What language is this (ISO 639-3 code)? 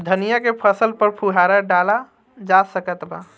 bho